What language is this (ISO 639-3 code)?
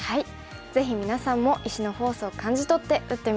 jpn